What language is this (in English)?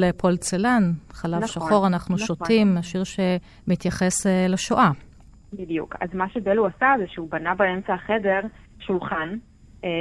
Hebrew